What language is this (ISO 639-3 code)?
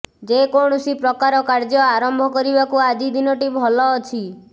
ori